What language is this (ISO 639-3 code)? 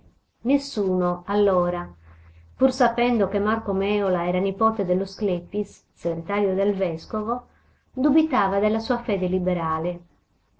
ita